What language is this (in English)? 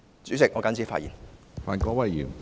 Cantonese